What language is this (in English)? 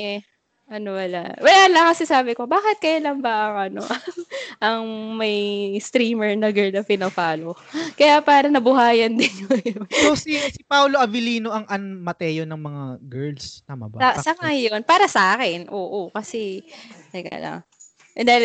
Filipino